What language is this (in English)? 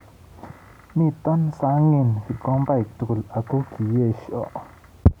Kalenjin